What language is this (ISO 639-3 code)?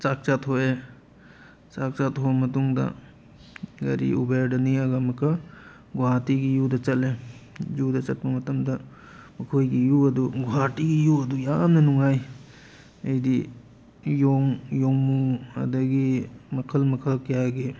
mni